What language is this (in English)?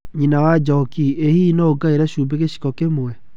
Kikuyu